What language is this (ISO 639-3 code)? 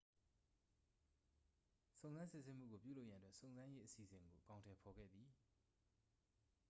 mya